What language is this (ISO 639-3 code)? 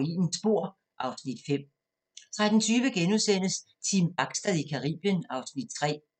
dan